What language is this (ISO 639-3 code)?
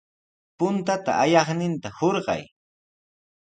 qws